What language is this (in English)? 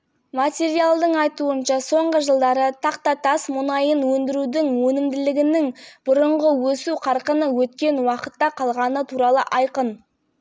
Kazakh